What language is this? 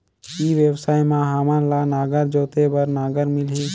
Chhattisgarhi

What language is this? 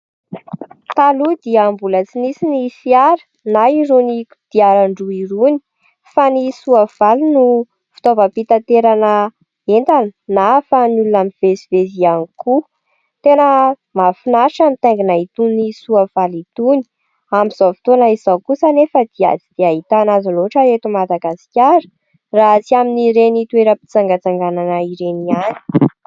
Malagasy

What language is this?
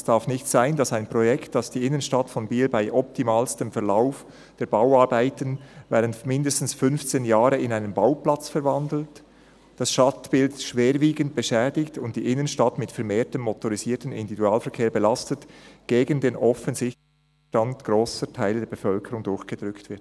Swiss German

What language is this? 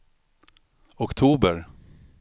Swedish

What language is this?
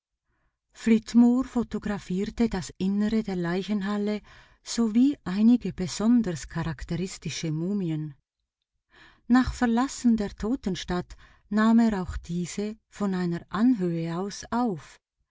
German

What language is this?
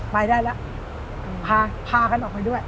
Thai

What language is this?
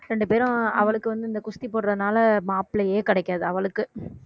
Tamil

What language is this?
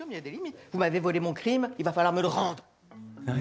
Japanese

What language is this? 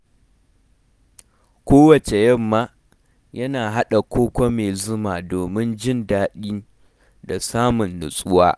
Hausa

